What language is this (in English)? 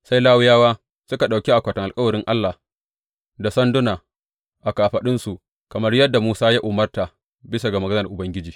Hausa